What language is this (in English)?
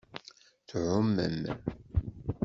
Kabyle